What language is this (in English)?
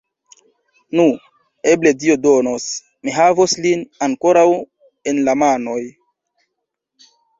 Esperanto